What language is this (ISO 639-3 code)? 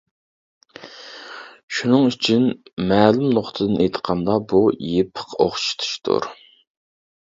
uig